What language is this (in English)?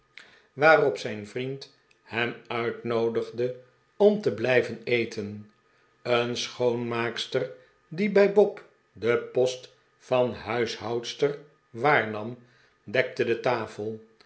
Dutch